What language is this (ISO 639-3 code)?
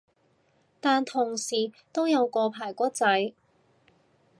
yue